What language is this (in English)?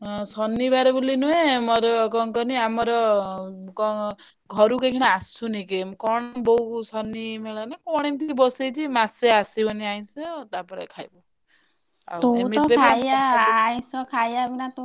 Odia